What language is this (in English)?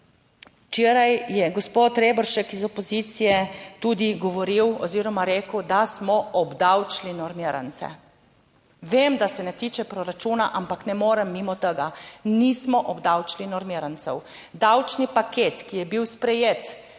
Slovenian